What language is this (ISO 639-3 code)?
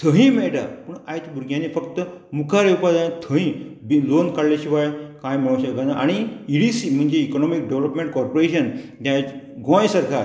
kok